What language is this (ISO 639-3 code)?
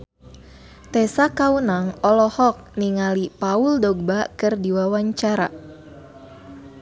sun